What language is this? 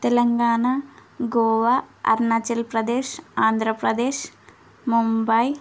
Telugu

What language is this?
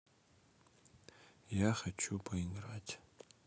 Russian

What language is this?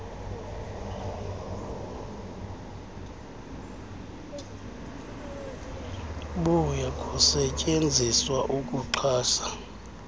Xhosa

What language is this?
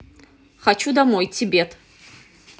Russian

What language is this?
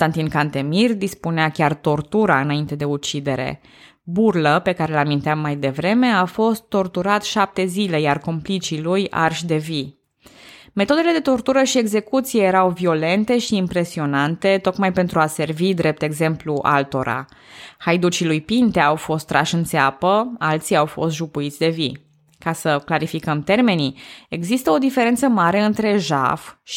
Romanian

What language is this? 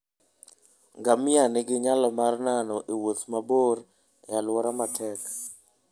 Luo (Kenya and Tanzania)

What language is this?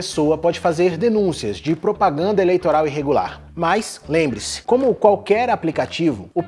Portuguese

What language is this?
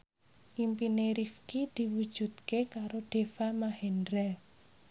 Javanese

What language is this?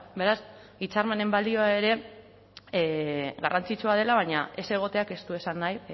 Basque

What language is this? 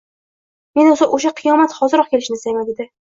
Uzbek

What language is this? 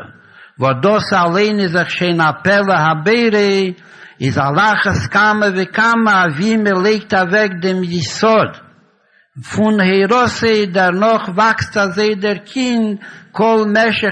Hebrew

